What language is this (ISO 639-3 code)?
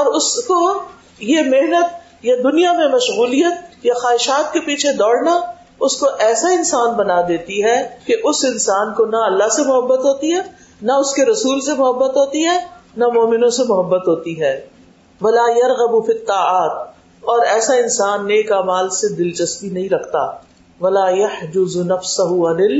urd